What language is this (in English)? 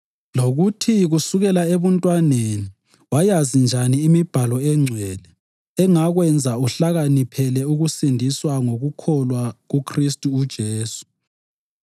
North Ndebele